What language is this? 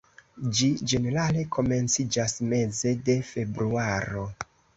Esperanto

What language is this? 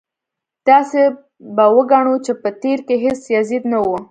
Pashto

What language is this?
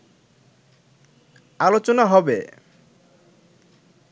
Bangla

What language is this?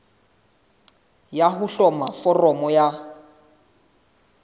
Southern Sotho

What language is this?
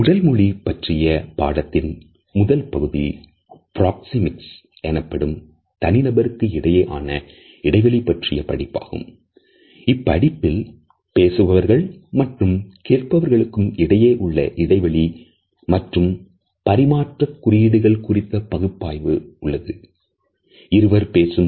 Tamil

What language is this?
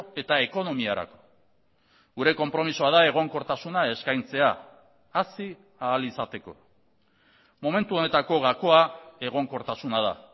Basque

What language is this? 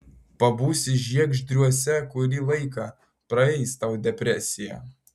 Lithuanian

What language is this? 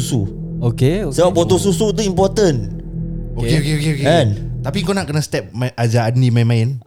Malay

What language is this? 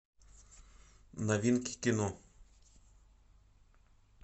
Russian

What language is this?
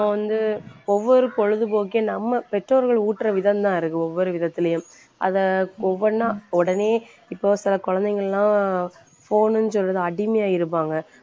Tamil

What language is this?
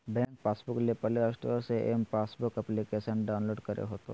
Magahi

